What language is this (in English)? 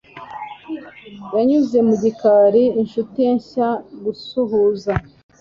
Kinyarwanda